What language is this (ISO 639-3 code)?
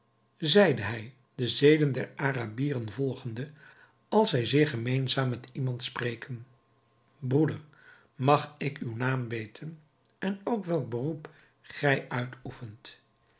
nld